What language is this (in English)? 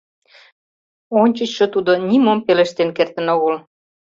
Mari